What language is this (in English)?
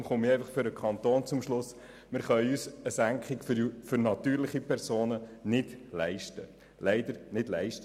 Swiss German